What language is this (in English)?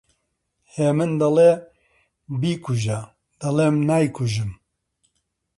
Central Kurdish